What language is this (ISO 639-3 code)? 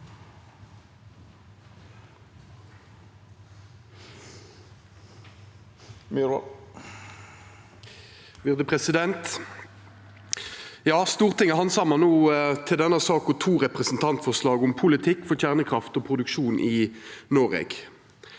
nor